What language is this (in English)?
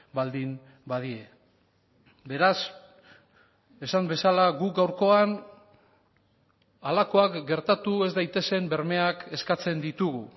Basque